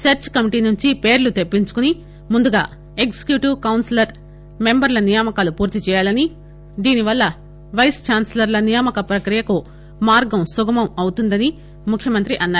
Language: Telugu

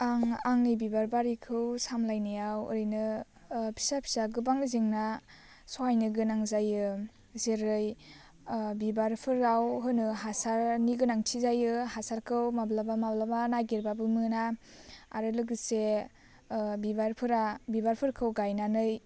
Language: Bodo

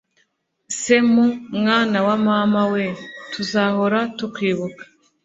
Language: Kinyarwanda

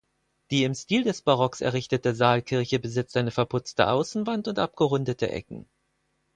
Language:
German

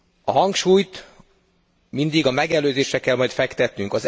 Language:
Hungarian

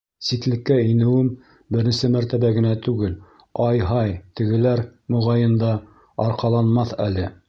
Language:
Bashkir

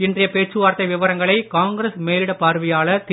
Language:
Tamil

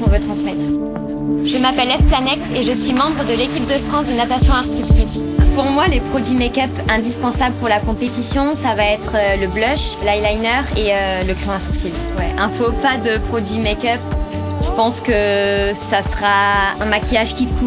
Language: French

